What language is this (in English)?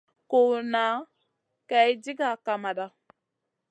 Masana